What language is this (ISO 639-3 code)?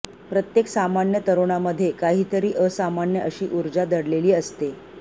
mar